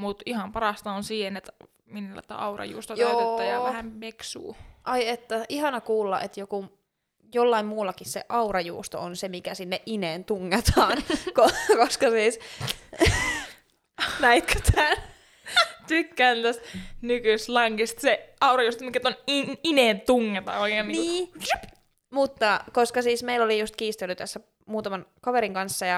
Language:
Finnish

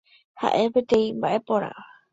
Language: Guarani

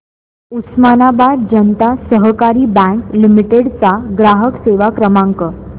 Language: Marathi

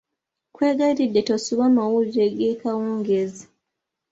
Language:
Ganda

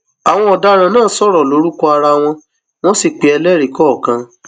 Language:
Yoruba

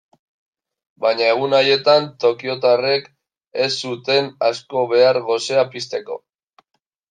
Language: Basque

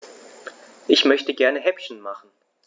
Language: German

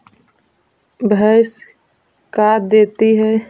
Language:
Magahi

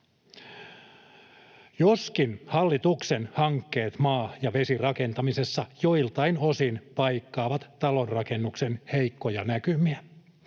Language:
Finnish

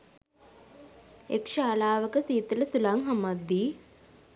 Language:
Sinhala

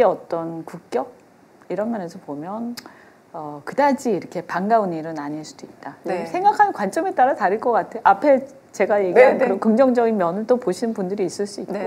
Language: Korean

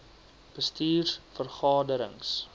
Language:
Afrikaans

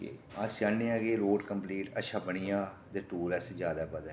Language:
Dogri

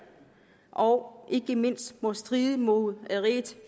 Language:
Danish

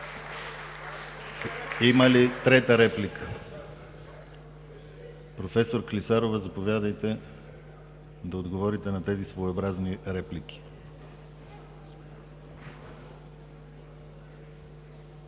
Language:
Bulgarian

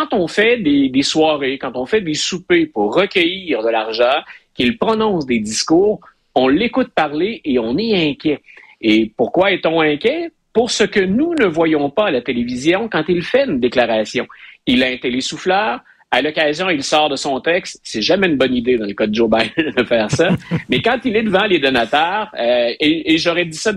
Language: French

